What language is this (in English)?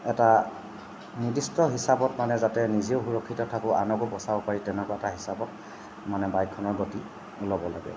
Assamese